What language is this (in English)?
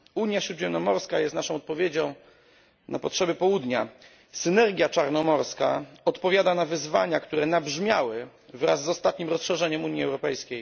Polish